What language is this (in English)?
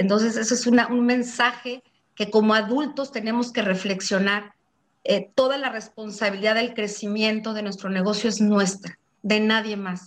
Spanish